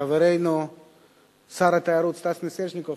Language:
Hebrew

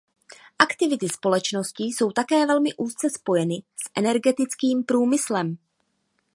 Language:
Czech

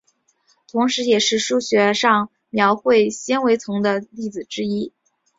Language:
Chinese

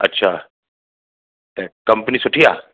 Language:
Sindhi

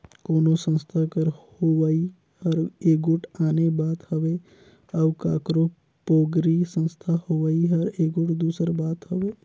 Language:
Chhattisgarhi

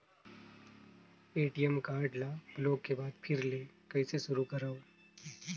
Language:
Chhattisgarhi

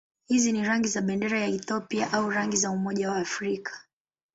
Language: Swahili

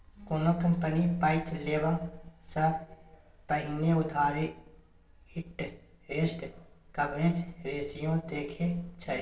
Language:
Maithili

